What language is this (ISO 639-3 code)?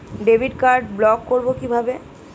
ben